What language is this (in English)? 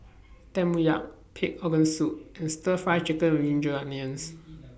English